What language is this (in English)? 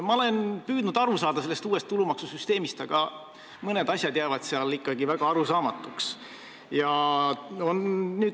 Estonian